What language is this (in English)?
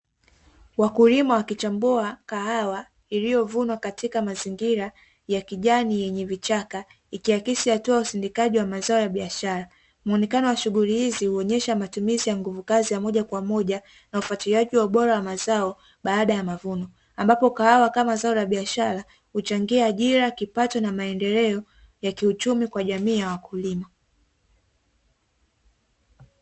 Swahili